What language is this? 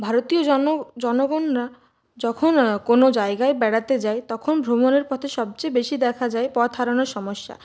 Bangla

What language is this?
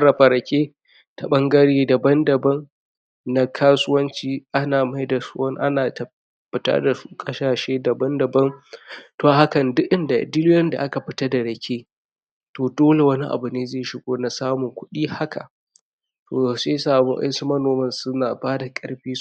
Hausa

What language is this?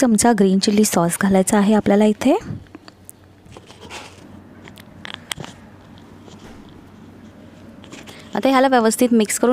Hindi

